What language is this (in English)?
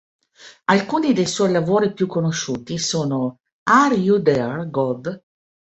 Italian